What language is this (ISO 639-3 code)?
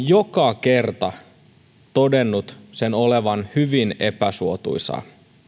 fin